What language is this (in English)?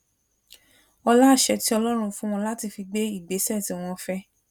Yoruba